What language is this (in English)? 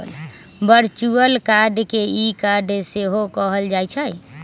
Magahi